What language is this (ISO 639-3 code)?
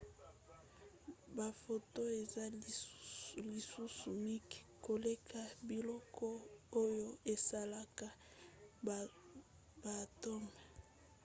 lin